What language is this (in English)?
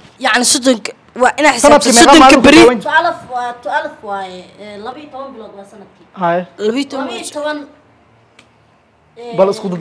Arabic